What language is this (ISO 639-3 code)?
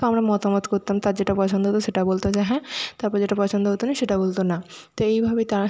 ben